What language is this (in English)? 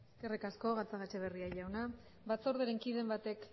Basque